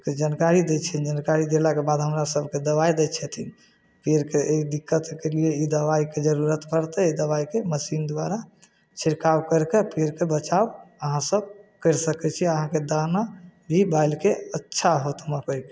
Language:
Maithili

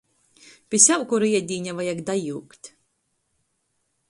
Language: Latgalian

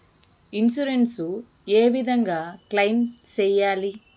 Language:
Telugu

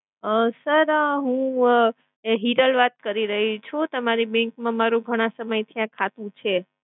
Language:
Gujarati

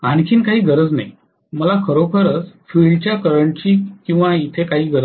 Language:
Marathi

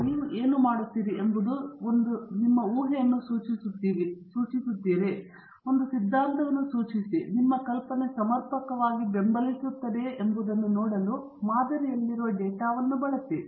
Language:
Kannada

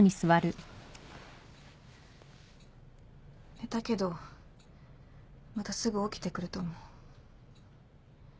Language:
Japanese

